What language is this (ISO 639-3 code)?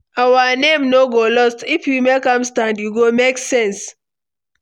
pcm